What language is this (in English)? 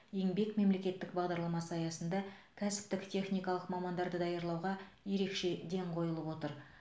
Kazakh